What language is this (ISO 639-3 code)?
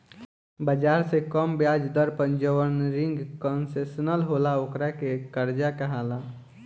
bho